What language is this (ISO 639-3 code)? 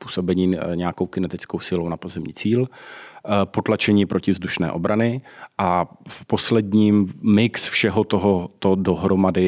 ces